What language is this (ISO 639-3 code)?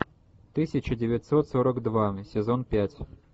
rus